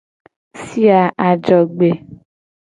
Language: Gen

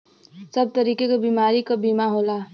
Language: Bhojpuri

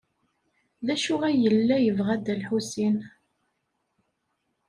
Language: Kabyle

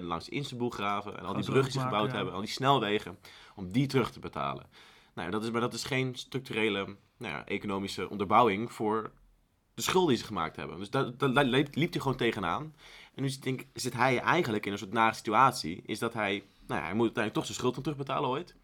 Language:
Dutch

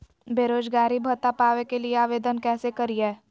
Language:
Magahi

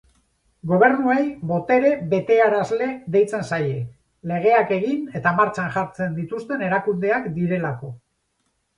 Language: Basque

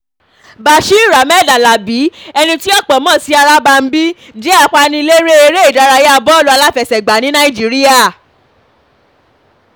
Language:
Yoruba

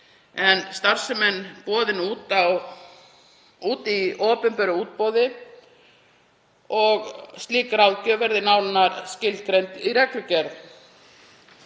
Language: Icelandic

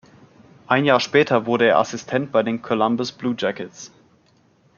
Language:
German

